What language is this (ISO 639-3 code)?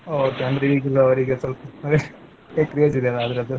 kan